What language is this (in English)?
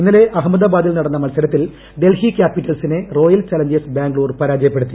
Malayalam